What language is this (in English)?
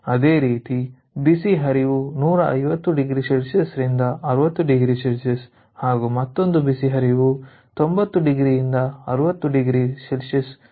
Kannada